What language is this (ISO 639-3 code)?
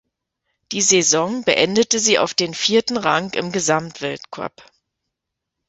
deu